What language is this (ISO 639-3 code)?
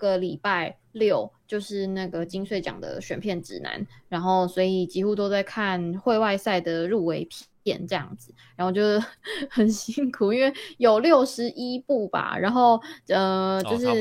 zho